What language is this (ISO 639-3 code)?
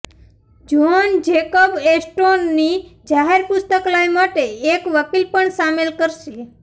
guj